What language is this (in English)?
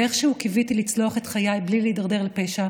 Hebrew